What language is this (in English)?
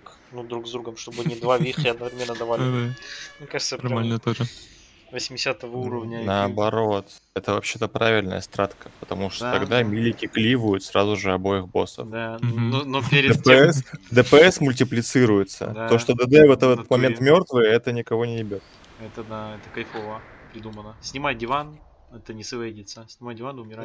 Russian